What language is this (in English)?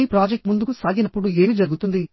Telugu